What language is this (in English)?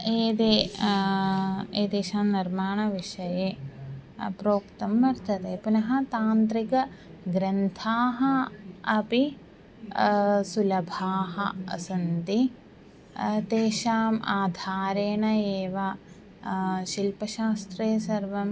Sanskrit